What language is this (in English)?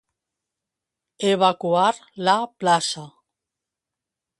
Catalan